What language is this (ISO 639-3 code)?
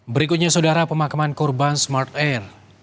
ind